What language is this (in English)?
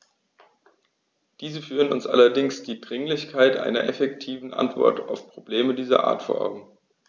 German